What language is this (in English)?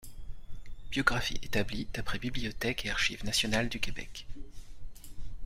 French